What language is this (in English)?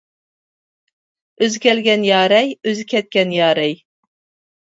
Uyghur